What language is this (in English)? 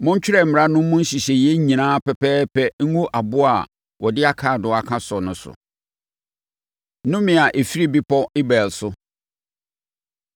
Akan